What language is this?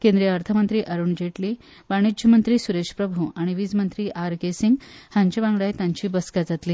Konkani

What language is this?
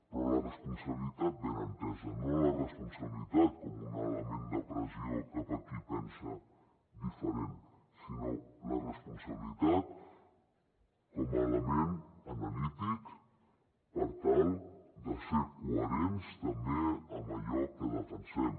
Catalan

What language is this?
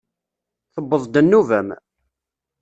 Kabyle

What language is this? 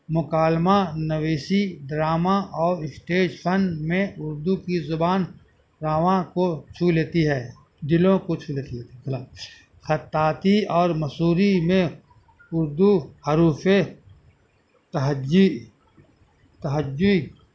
Urdu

